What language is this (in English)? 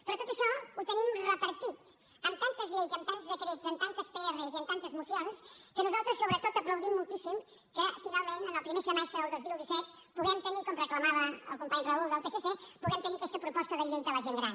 Catalan